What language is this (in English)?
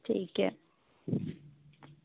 Urdu